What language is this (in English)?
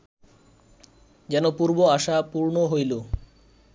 Bangla